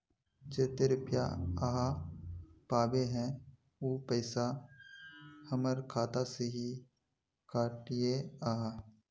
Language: Magahi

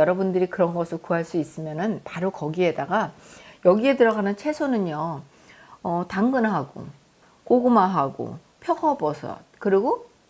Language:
Korean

